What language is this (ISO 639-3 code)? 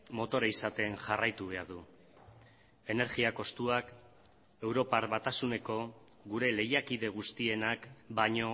eus